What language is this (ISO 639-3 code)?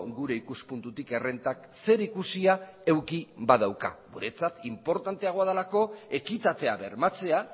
eus